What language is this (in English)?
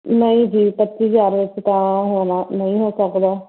Punjabi